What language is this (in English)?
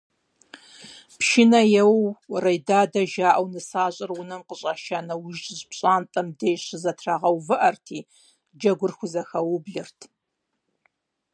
Kabardian